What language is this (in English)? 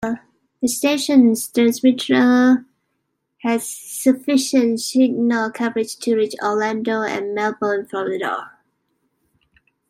English